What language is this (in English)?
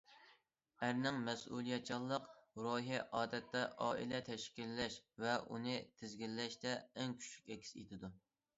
Uyghur